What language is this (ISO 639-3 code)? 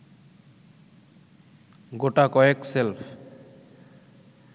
ben